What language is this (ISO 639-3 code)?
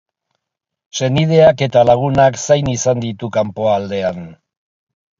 eus